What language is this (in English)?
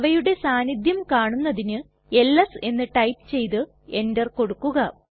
Malayalam